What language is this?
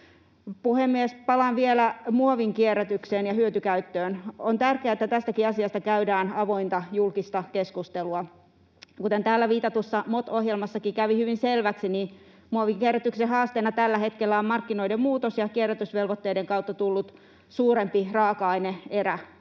Finnish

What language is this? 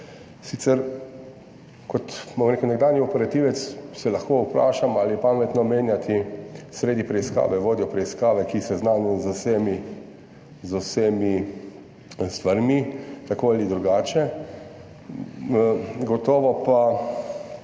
Slovenian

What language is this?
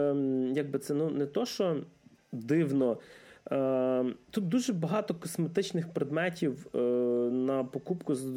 Ukrainian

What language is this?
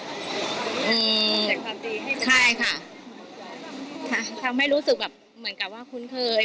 Thai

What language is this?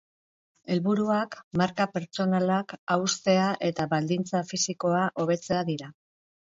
Basque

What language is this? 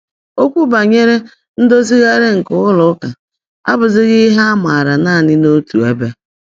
Igbo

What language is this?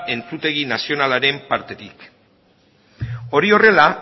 Basque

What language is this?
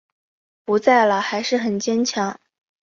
Chinese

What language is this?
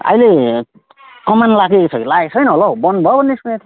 Nepali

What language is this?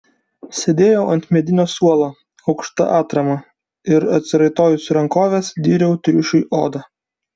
Lithuanian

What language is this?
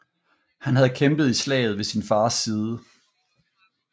Danish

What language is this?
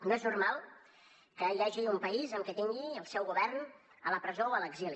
Catalan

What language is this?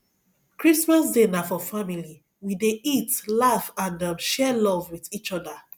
Nigerian Pidgin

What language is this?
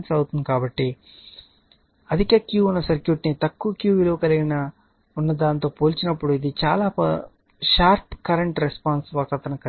Telugu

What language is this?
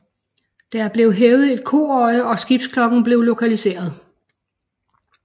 Danish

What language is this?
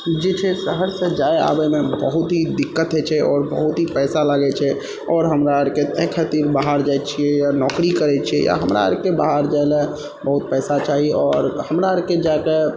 Maithili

